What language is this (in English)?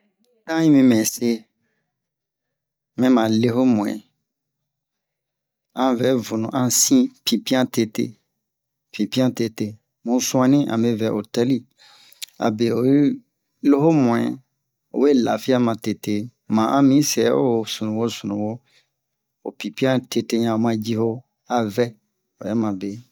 Bomu